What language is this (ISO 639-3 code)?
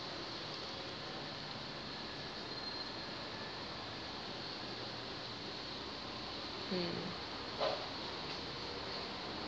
eng